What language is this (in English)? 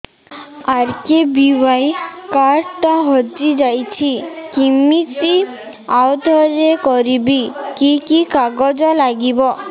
Odia